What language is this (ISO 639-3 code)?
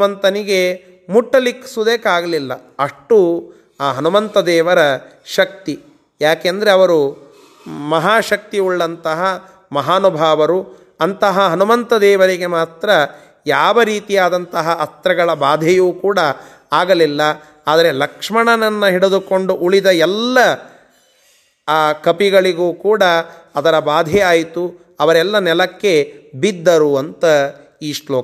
kan